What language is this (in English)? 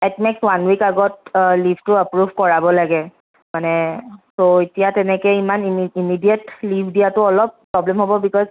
Assamese